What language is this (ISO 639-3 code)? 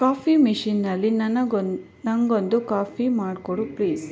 kan